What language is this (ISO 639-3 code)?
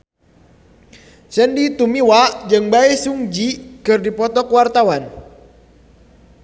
sun